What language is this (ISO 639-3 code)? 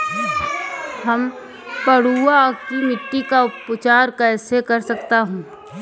hin